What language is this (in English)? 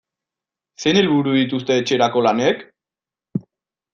Basque